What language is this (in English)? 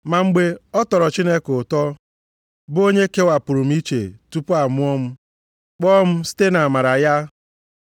Igbo